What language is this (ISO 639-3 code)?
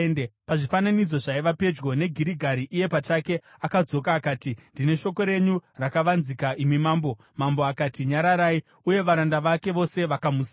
sna